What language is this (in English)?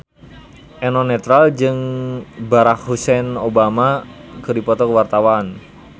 Sundanese